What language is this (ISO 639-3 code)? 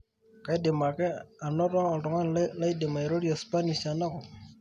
mas